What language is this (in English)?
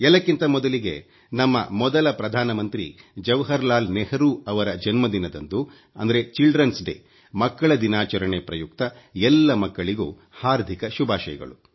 Kannada